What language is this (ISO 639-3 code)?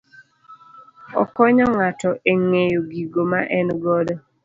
luo